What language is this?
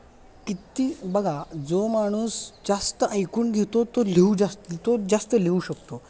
Marathi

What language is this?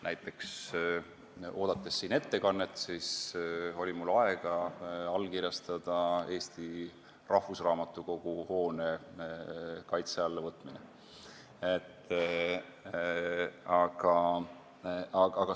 Estonian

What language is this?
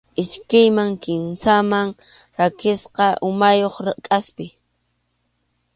Arequipa-La Unión Quechua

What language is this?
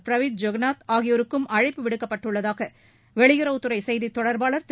Tamil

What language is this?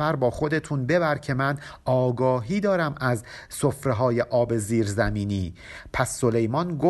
Persian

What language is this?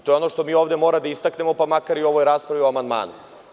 Serbian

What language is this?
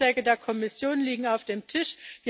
German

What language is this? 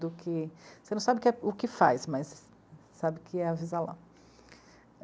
Portuguese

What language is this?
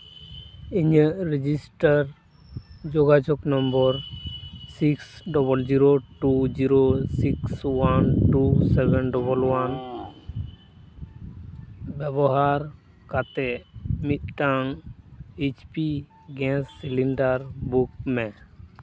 Santali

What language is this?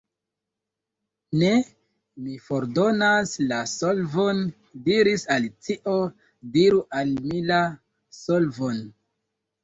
Esperanto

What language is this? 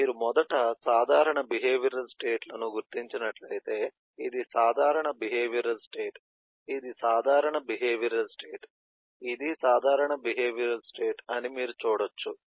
Telugu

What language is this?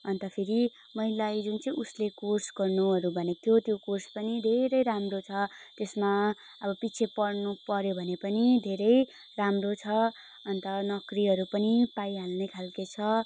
Nepali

